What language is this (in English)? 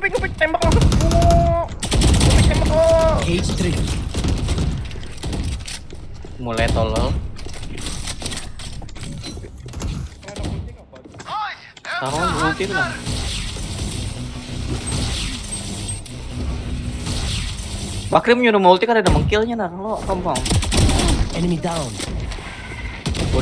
Indonesian